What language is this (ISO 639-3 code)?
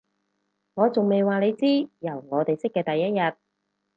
yue